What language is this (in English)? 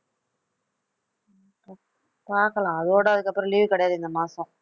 Tamil